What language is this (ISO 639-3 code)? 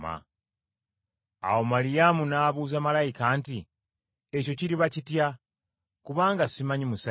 lug